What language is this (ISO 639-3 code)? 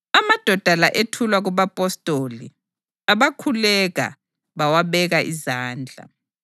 nde